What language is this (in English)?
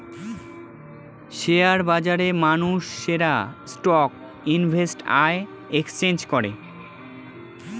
Bangla